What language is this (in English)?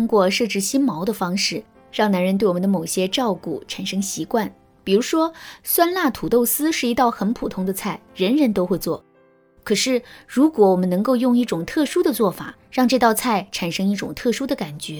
Chinese